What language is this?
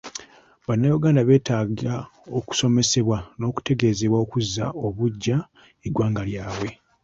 Ganda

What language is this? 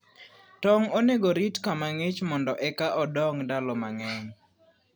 Luo (Kenya and Tanzania)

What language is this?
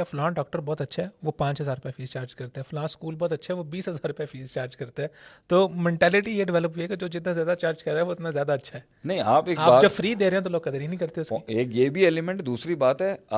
Urdu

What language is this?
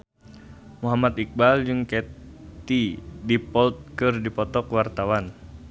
Sundanese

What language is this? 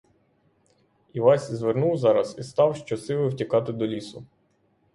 Ukrainian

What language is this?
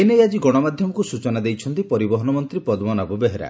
Odia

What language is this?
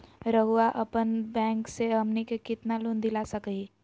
Magahi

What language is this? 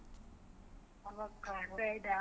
Kannada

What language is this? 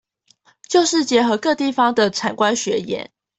Chinese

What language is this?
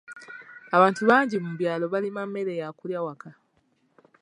Ganda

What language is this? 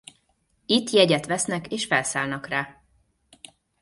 Hungarian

